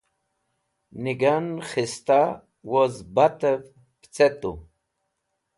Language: Wakhi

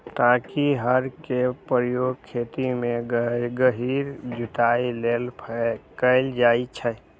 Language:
Maithili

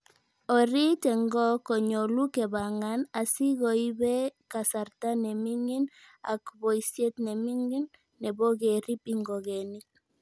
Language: Kalenjin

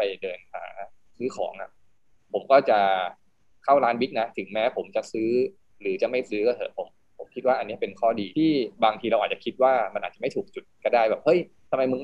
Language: Thai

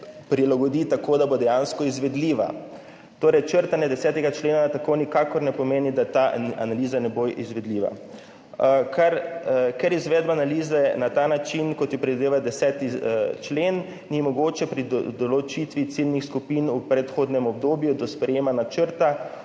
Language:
Slovenian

